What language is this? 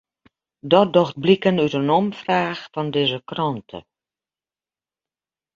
Western Frisian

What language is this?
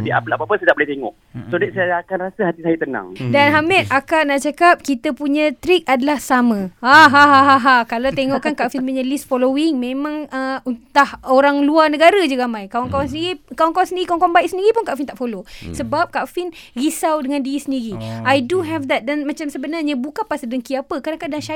Malay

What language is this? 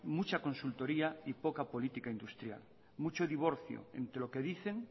Spanish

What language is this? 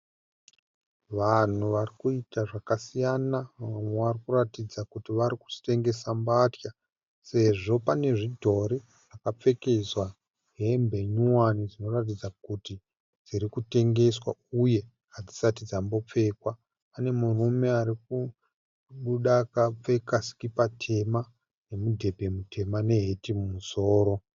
Shona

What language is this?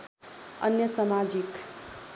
Nepali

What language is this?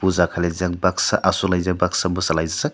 Kok Borok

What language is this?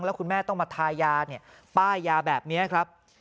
Thai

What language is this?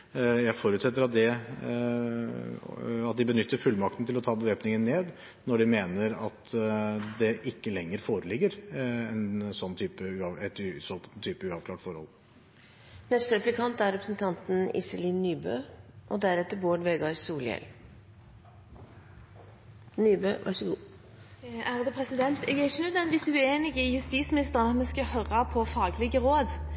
Norwegian Bokmål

